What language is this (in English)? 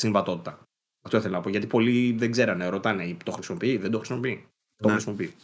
Greek